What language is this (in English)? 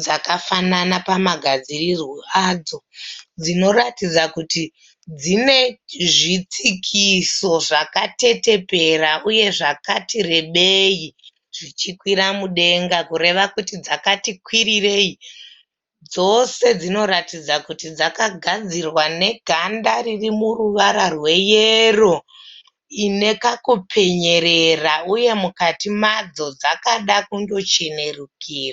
Shona